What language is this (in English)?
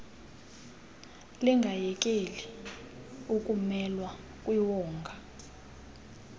Xhosa